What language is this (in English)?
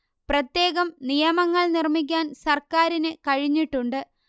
Malayalam